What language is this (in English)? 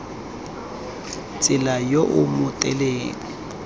Tswana